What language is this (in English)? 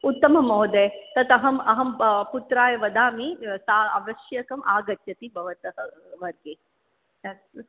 Sanskrit